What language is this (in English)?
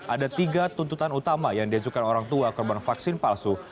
Indonesian